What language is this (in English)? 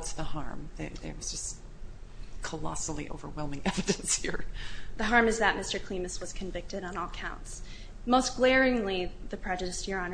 English